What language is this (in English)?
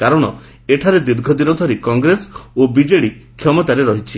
Odia